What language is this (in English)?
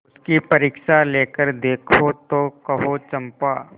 Hindi